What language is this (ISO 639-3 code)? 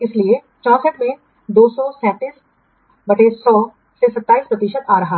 hin